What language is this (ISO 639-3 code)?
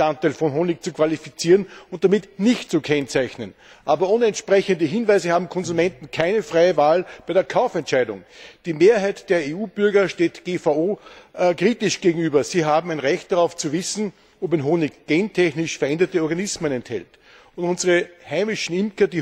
deu